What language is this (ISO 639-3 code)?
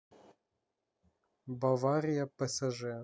rus